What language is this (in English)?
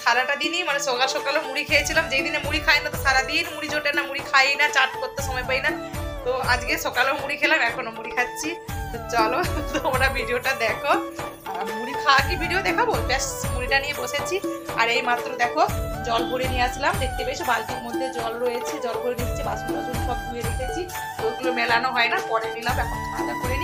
Hindi